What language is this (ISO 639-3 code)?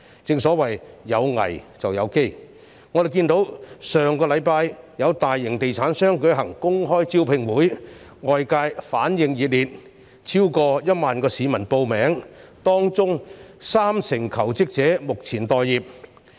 yue